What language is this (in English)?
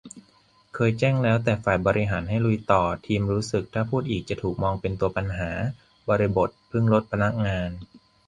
Thai